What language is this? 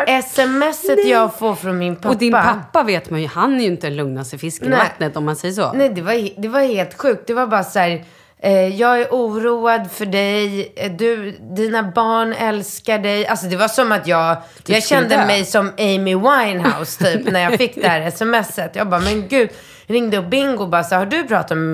Swedish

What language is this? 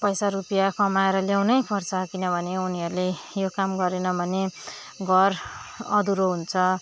Nepali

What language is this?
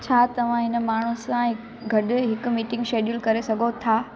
Sindhi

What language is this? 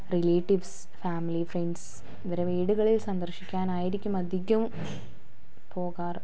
Malayalam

